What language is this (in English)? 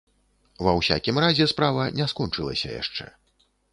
Belarusian